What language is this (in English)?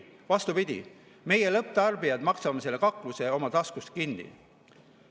Estonian